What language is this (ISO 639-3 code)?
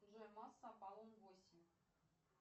rus